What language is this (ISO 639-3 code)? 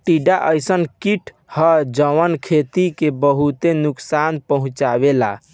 bho